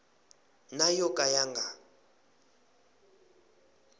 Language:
Tsonga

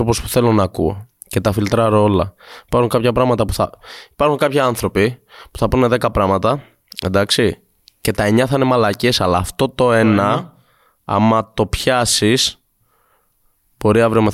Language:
Greek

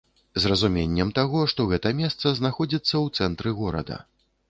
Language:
Belarusian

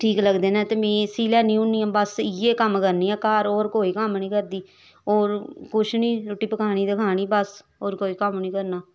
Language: Dogri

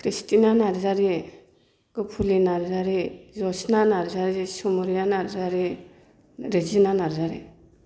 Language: Bodo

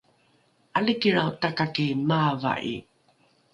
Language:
Rukai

